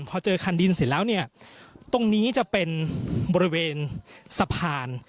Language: Thai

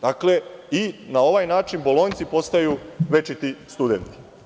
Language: Serbian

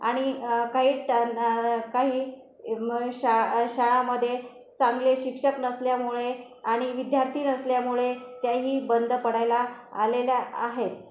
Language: Marathi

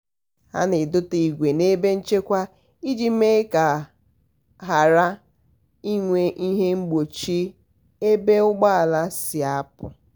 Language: Igbo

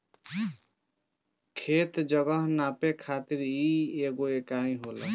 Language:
Bhojpuri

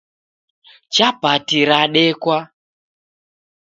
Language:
Taita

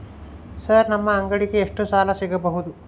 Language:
Kannada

